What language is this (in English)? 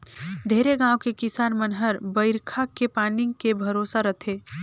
Chhattisgarhi